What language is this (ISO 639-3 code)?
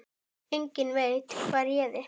isl